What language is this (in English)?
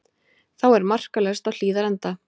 Icelandic